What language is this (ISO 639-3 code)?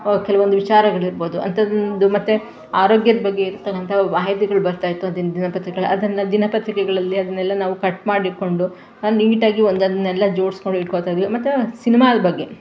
kan